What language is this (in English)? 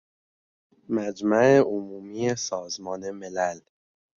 Persian